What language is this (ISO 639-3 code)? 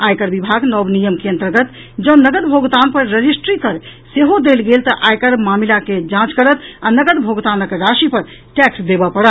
mai